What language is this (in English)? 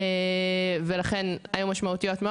Hebrew